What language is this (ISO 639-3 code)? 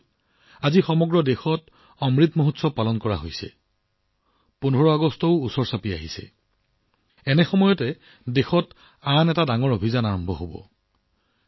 asm